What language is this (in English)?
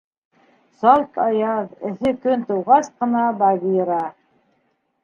Bashkir